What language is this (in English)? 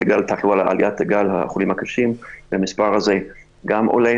Hebrew